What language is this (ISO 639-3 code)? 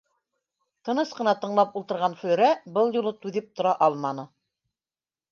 bak